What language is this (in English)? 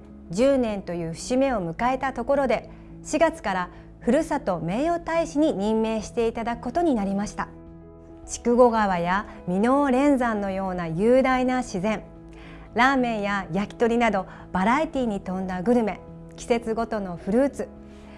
Japanese